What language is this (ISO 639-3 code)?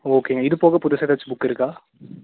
tam